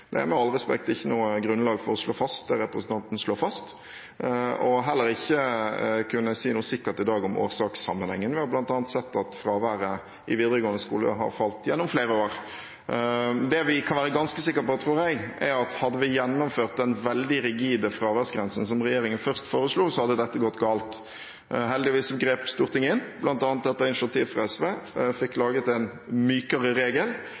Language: Norwegian Bokmål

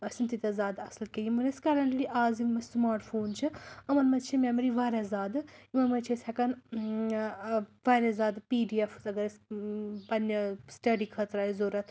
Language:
Kashmiri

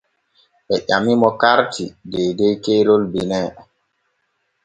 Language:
Borgu Fulfulde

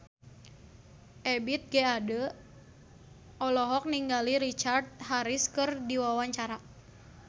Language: Sundanese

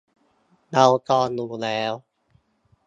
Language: Thai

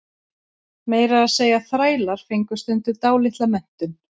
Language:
Icelandic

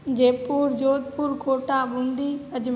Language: Hindi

